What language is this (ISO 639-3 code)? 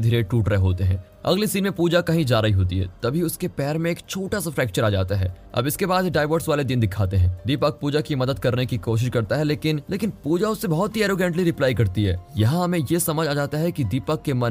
hin